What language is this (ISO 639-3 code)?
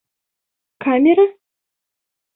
bak